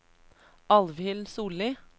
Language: Norwegian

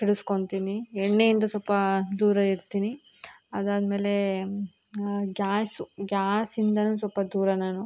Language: Kannada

